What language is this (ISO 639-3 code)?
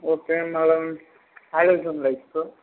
tel